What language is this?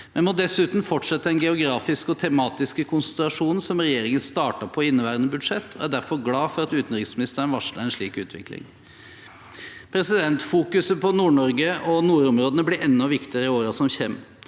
Norwegian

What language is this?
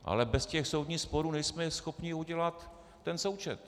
Czech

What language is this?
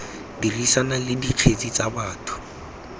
Tswana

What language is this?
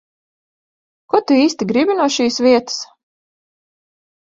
Latvian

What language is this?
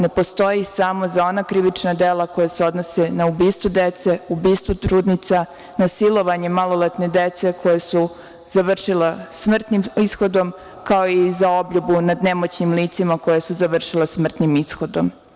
Serbian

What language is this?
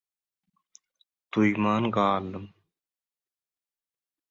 Turkmen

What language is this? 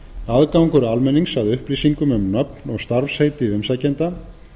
Icelandic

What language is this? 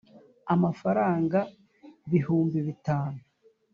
Kinyarwanda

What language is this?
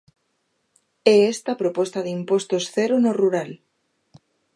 Galician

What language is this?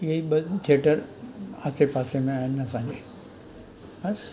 Sindhi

